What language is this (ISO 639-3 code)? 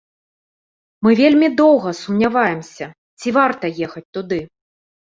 bel